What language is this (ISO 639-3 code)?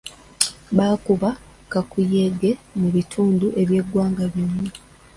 lug